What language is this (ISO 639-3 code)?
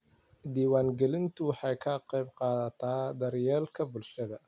som